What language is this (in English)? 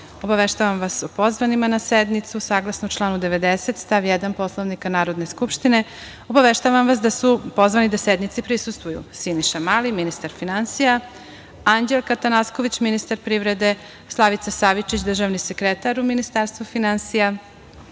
Serbian